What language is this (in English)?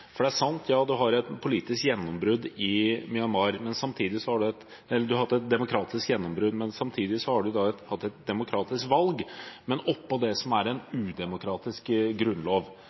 Norwegian Bokmål